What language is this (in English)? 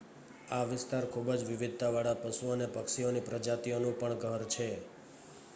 Gujarati